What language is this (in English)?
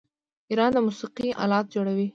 Pashto